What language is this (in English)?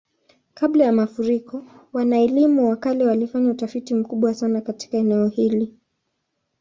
Swahili